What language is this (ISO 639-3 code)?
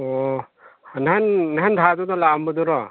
mni